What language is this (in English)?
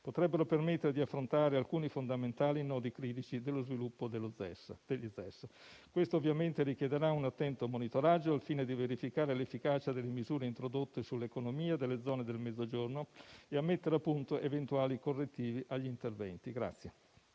Italian